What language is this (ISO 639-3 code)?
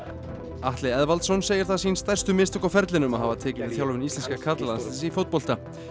isl